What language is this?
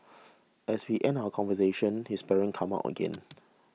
English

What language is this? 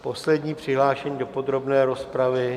Czech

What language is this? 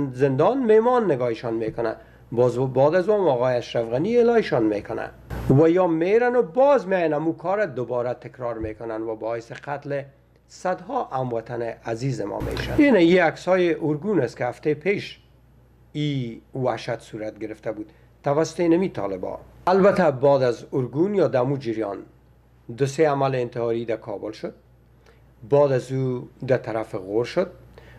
Persian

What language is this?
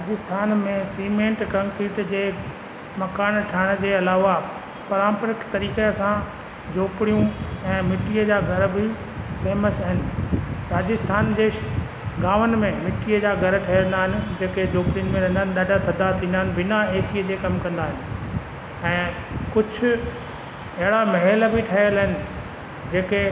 Sindhi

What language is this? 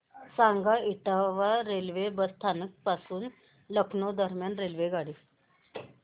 Marathi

